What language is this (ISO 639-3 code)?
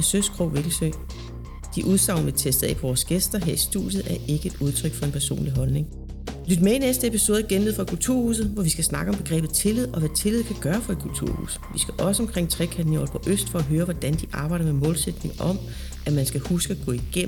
dan